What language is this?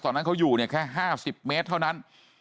Thai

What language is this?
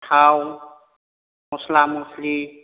Bodo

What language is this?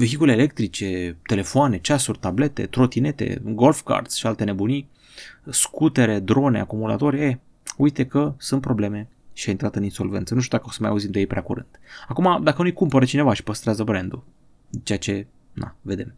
Romanian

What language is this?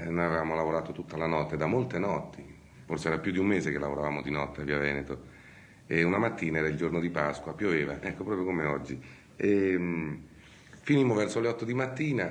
Italian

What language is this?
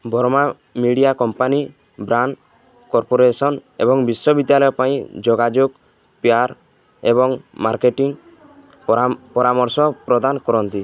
Odia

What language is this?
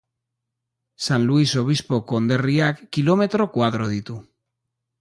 Basque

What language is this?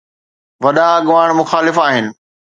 Sindhi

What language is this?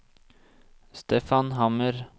Norwegian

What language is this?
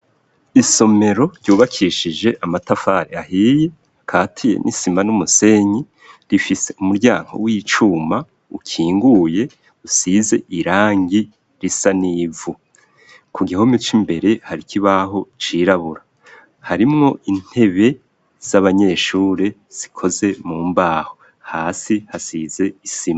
Rundi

